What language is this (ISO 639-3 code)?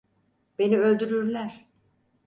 tur